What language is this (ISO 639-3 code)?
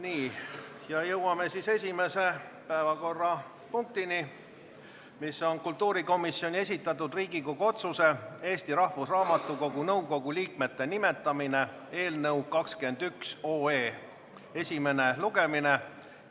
est